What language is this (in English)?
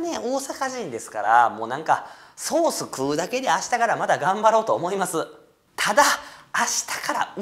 Japanese